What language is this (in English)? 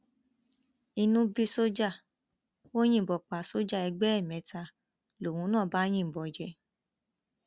Yoruba